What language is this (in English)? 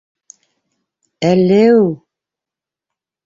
Bashkir